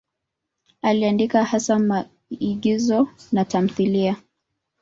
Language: Swahili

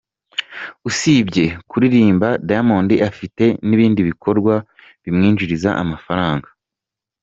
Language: Kinyarwanda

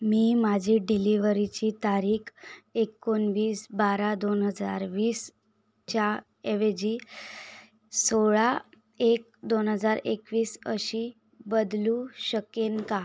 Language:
Marathi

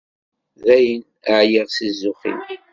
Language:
Kabyle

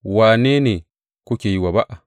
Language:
Hausa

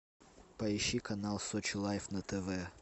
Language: Russian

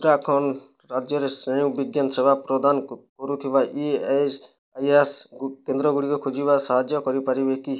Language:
Odia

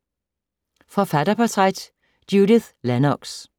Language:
Danish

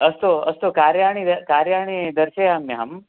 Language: Sanskrit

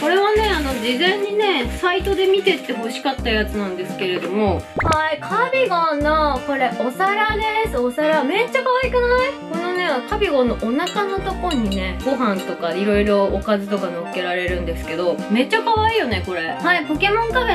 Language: Japanese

